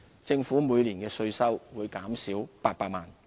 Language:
Cantonese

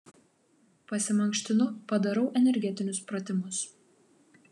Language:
Lithuanian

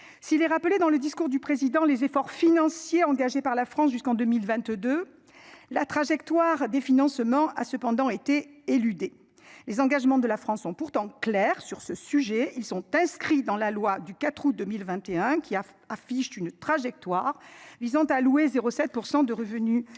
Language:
French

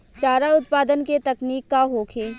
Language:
Bhojpuri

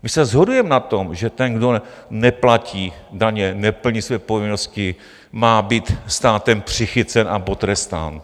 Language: Czech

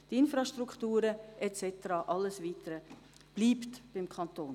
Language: Swiss German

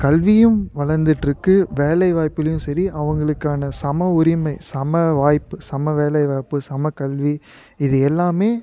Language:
Tamil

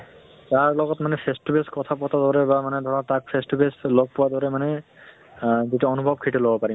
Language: Assamese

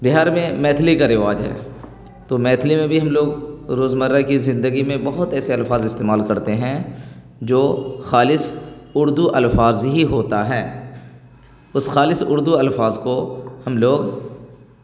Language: Urdu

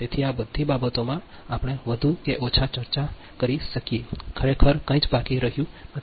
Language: Gujarati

